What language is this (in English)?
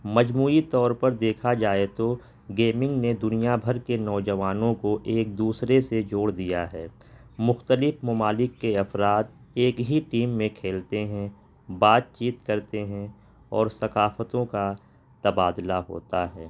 Urdu